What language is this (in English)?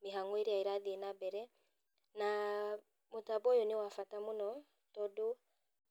Kikuyu